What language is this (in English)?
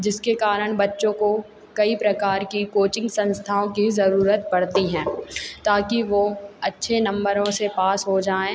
Hindi